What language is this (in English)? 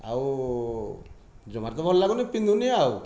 Odia